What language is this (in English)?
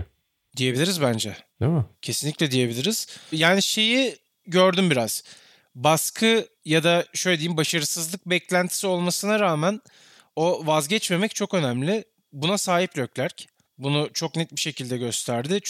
Turkish